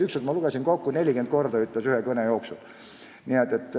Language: Estonian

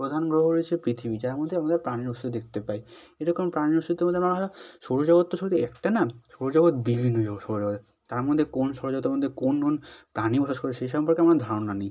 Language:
Bangla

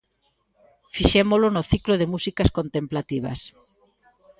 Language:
Galician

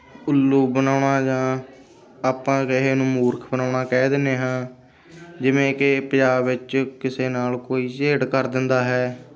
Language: Punjabi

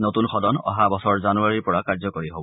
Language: Assamese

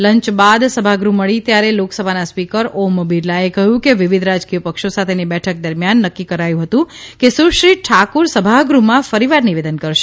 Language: Gujarati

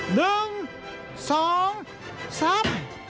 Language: Thai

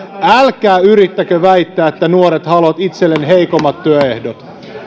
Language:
Finnish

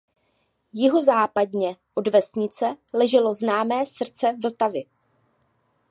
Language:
Czech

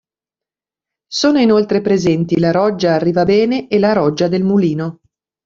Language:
Italian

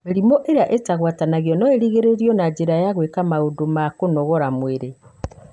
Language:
Kikuyu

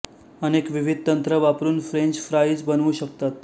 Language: Marathi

